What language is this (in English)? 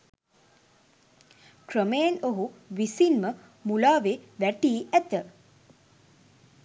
Sinhala